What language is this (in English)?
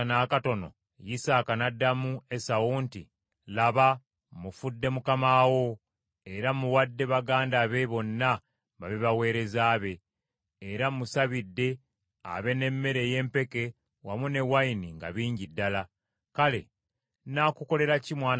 Ganda